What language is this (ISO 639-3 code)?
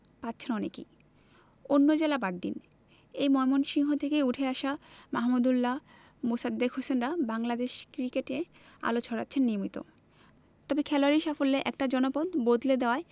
ben